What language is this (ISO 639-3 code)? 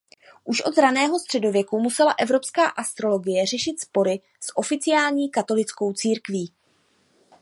ces